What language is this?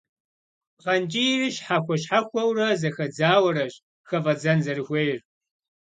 Kabardian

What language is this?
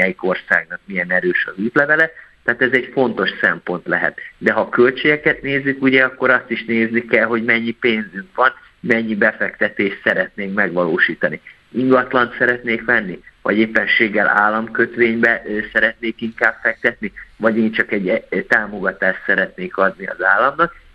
Hungarian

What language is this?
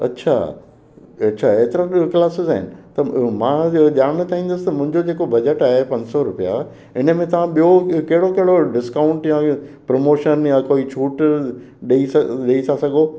Sindhi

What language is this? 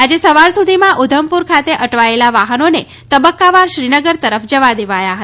Gujarati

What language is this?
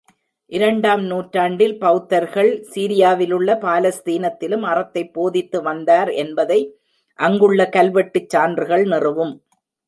Tamil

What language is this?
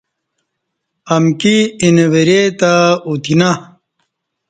Kati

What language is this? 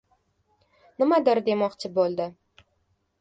Uzbek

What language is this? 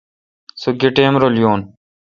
Kalkoti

